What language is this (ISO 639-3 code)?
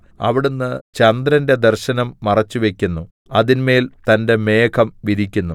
mal